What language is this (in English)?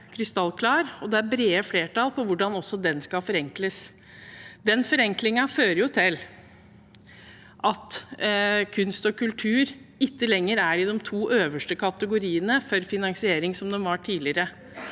Norwegian